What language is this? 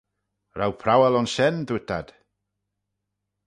Manx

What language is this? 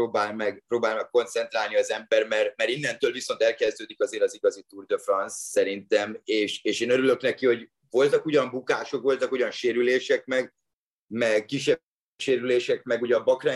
Hungarian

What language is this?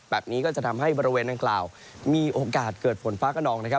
Thai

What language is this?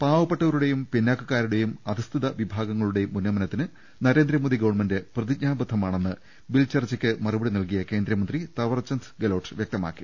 Malayalam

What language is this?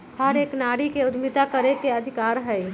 Magahi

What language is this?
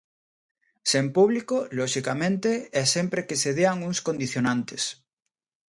Galician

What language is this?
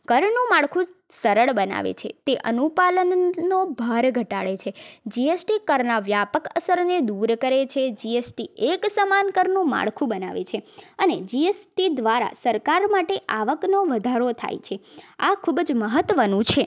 Gujarati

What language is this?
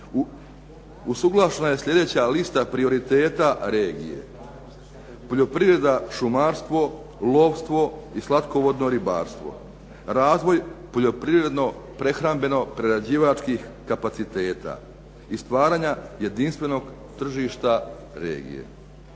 Croatian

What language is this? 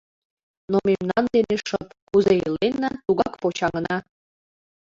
Mari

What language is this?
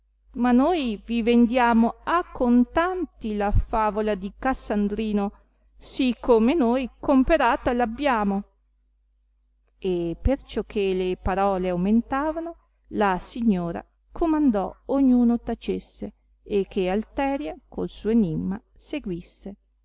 Italian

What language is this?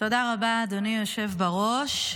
Hebrew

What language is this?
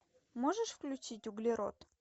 Russian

